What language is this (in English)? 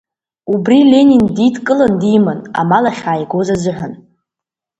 Abkhazian